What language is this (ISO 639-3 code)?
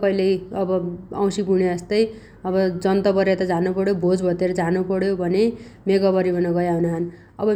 dty